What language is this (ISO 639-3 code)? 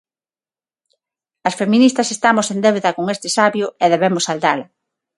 glg